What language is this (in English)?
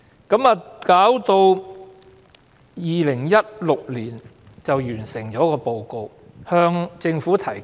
Cantonese